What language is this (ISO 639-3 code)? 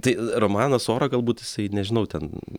lit